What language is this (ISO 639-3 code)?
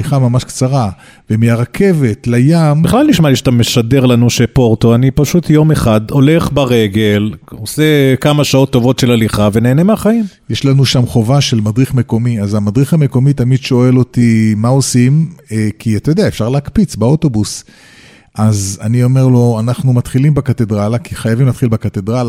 heb